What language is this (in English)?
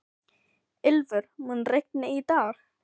Icelandic